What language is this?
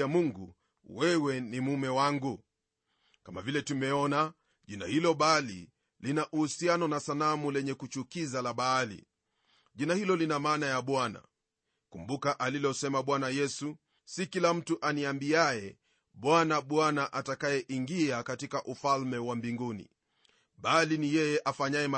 Swahili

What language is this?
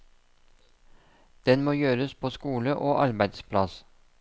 Norwegian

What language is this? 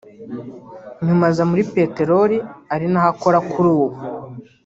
Kinyarwanda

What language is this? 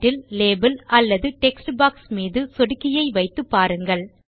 Tamil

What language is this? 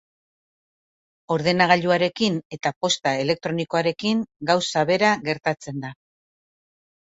Basque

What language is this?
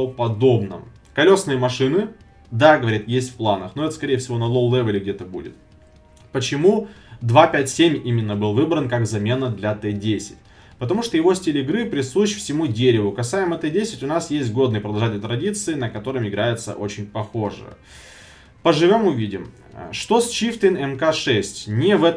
Russian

